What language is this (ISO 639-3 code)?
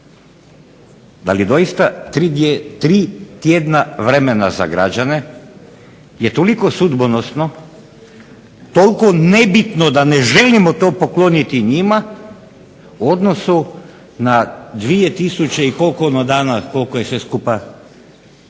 hrv